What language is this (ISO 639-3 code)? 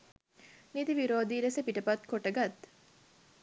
sin